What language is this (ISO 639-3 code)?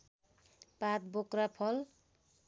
nep